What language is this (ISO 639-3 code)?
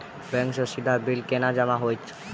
mai